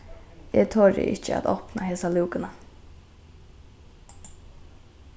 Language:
Faroese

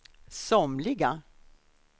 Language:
Swedish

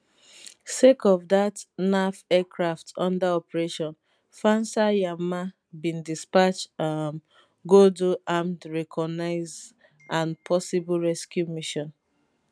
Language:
Nigerian Pidgin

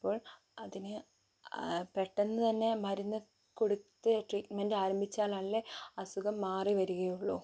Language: Malayalam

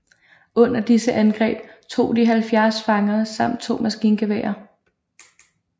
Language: Danish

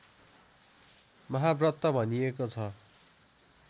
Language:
Nepali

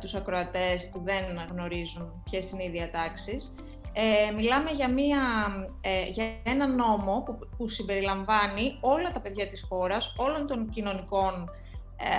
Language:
Greek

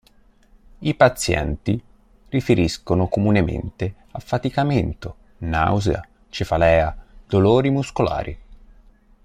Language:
Italian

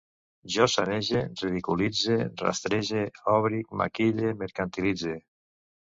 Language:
Catalan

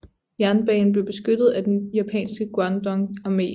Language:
Danish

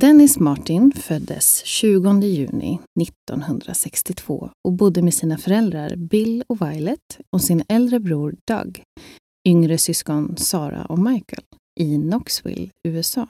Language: Swedish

